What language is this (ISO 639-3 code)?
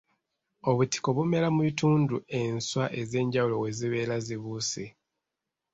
lug